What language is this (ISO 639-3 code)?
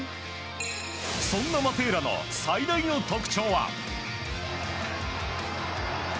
jpn